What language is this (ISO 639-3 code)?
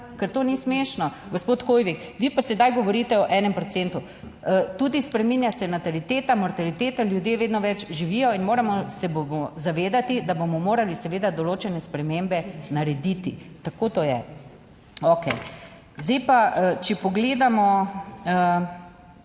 slv